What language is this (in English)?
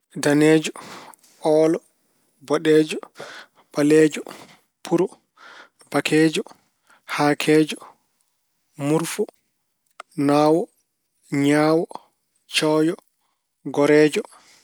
Fula